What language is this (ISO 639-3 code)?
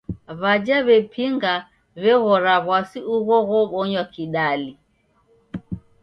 dav